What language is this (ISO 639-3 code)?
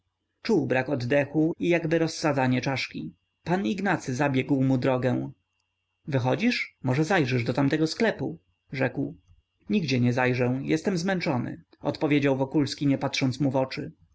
pol